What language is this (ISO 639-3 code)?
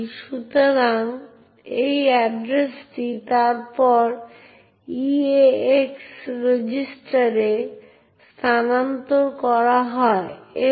ben